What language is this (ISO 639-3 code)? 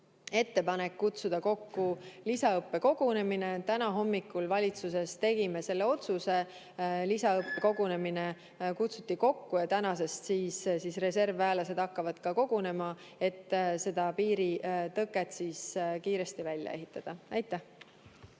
est